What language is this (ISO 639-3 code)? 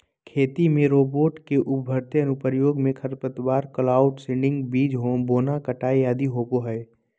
mag